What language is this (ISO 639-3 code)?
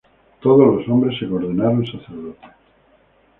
spa